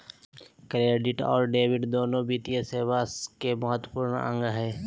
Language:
Magahi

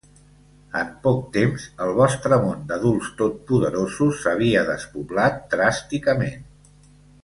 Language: Catalan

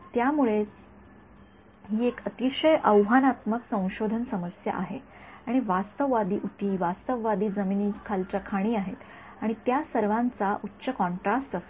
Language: Marathi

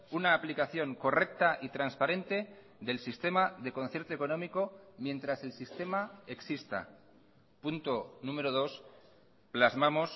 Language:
Spanish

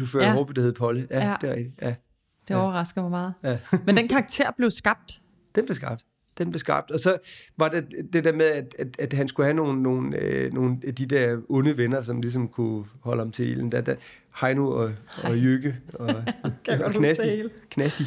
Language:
Danish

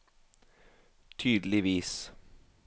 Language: Norwegian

